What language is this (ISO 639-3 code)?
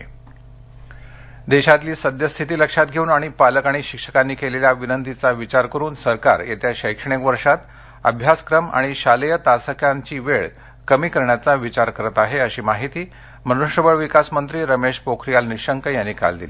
mar